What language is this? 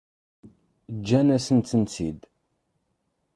Kabyle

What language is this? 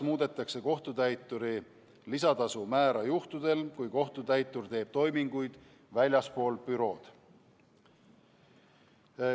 Estonian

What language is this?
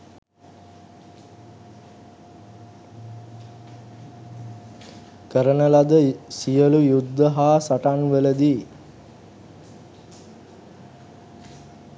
Sinhala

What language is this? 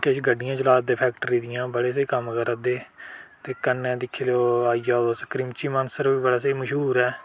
Dogri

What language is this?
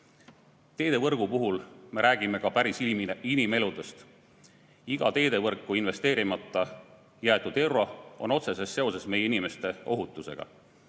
Estonian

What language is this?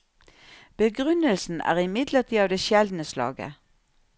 Norwegian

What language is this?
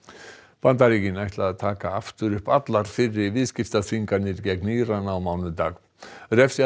Icelandic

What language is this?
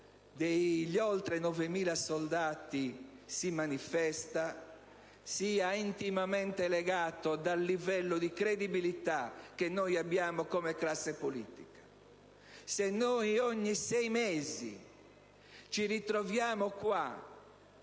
Italian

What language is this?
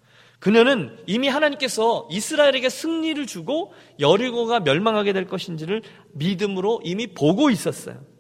Korean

